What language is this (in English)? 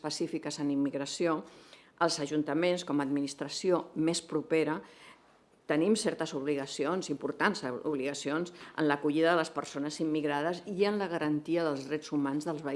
Catalan